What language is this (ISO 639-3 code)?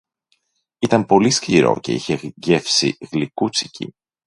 ell